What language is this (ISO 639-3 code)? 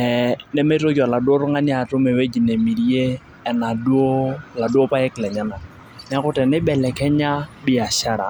mas